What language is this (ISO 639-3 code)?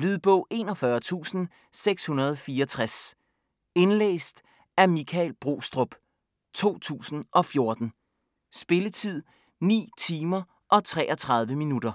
dan